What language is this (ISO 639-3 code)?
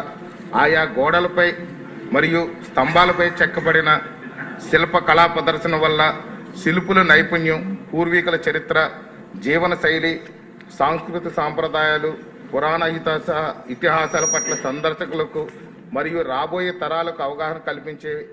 tel